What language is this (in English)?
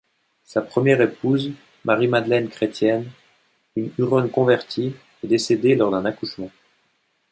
French